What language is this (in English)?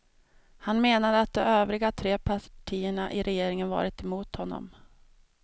Swedish